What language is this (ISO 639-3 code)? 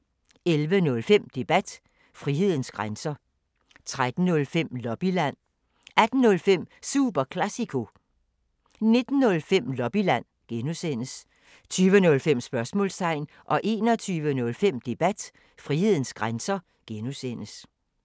dan